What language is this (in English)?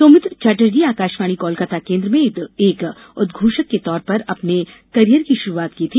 Hindi